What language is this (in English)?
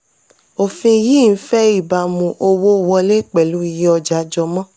Yoruba